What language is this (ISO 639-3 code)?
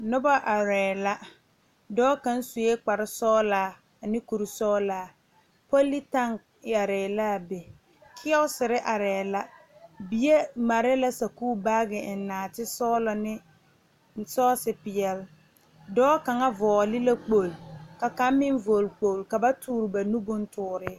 dga